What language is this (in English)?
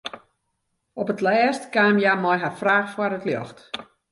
Western Frisian